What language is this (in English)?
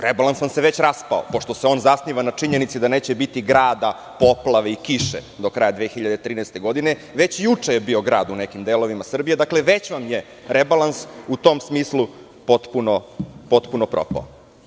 Serbian